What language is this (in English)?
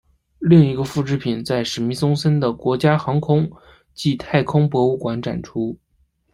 Chinese